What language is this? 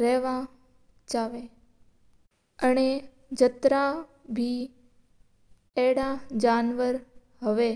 Mewari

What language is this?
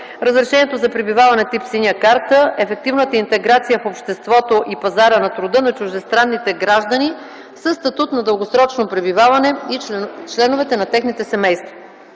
Bulgarian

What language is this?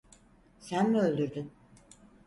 Turkish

